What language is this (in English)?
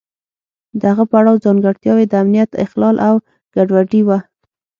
Pashto